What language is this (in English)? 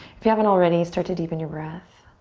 English